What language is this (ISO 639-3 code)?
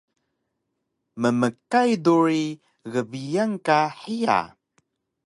trv